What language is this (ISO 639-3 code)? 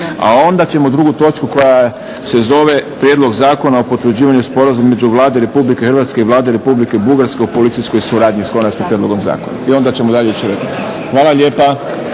hrv